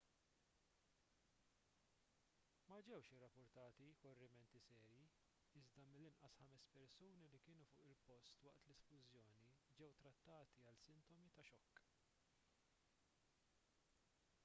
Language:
Maltese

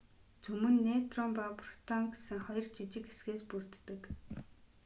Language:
Mongolian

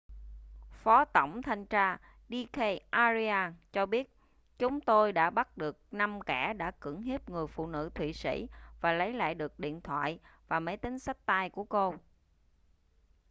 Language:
Vietnamese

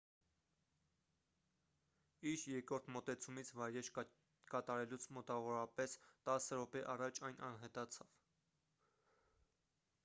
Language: Armenian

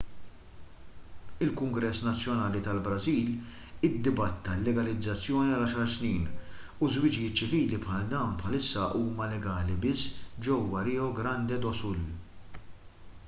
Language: Maltese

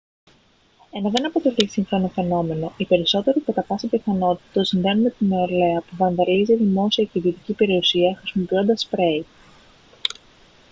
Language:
Greek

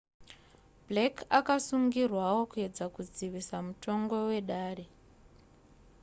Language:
Shona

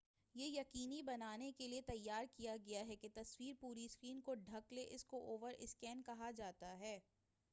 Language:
Urdu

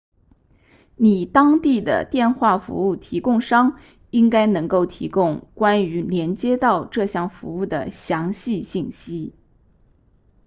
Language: Chinese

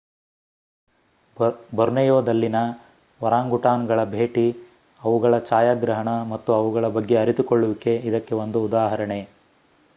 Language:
Kannada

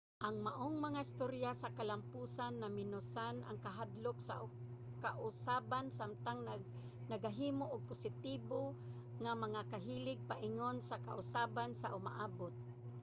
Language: Cebuano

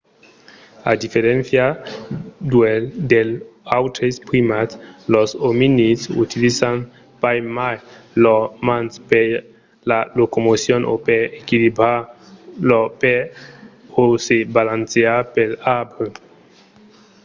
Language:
Occitan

